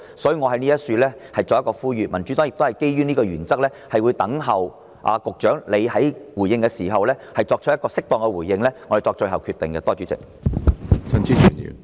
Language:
Cantonese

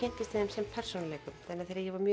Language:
Icelandic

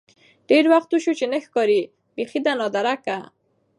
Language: Pashto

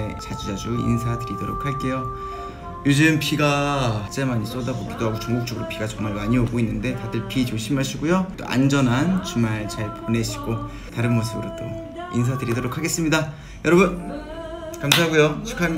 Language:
Korean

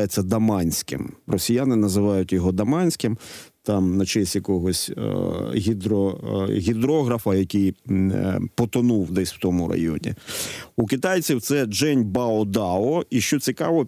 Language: Ukrainian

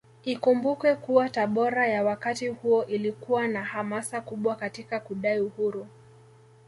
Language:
Swahili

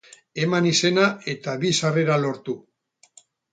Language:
Basque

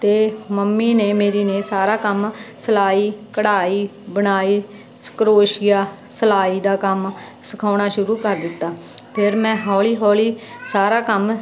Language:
Punjabi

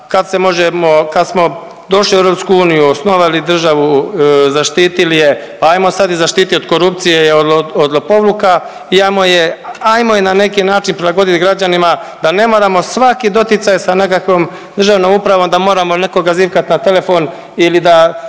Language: Croatian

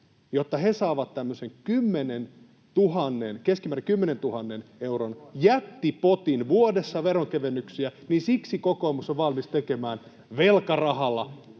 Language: Finnish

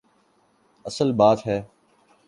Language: Urdu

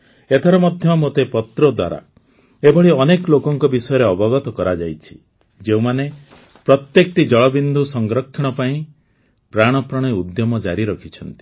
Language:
Odia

